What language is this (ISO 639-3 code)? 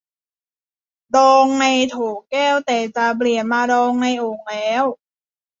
tha